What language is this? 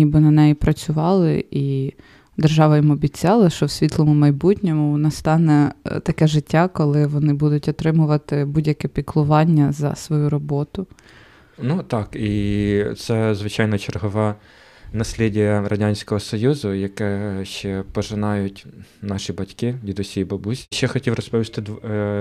Ukrainian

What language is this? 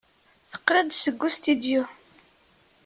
Kabyle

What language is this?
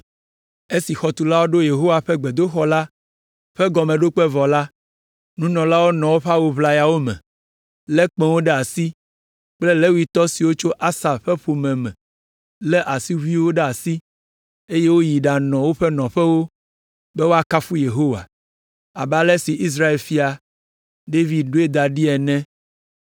Ewe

